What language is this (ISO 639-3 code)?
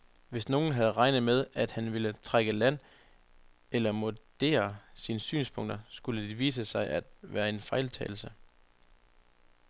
dan